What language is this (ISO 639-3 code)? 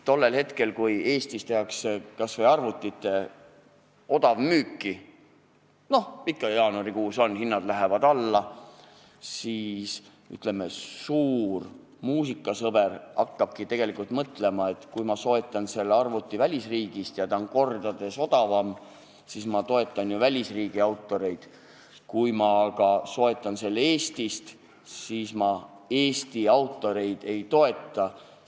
est